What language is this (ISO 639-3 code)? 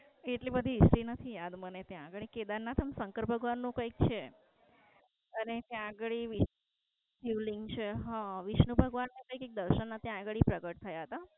guj